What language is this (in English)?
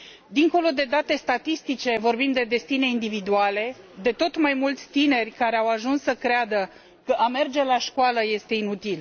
Romanian